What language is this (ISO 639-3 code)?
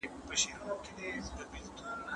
pus